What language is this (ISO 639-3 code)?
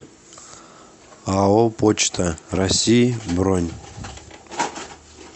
rus